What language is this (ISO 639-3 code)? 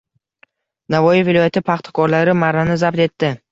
uzb